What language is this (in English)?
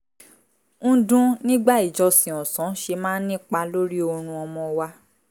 Yoruba